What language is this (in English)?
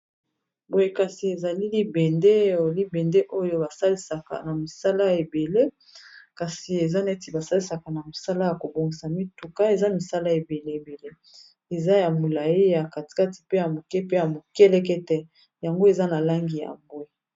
Lingala